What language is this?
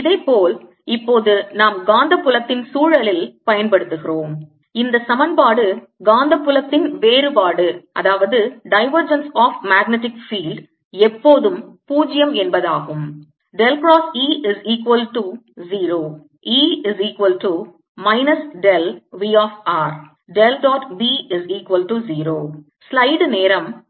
Tamil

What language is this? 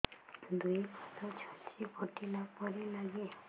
Odia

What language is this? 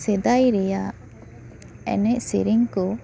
Santali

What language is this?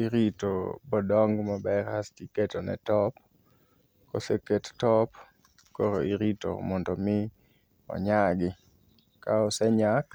Luo (Kenya and Tanzania)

